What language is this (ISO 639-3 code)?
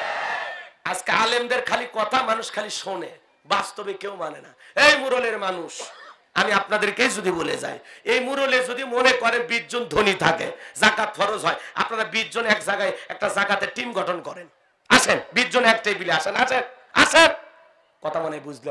ara